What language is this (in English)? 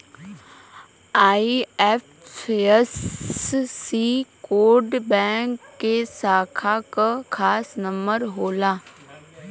Bhojpuri